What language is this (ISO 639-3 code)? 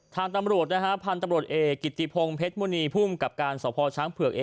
tha